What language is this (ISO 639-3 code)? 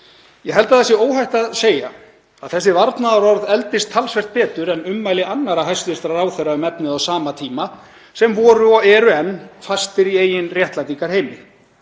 isl